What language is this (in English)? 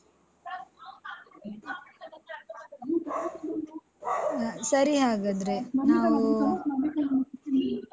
Kannada